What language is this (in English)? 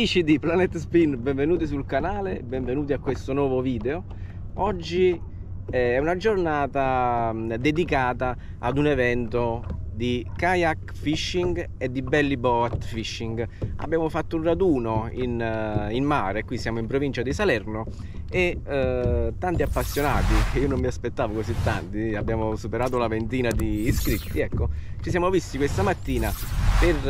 Italian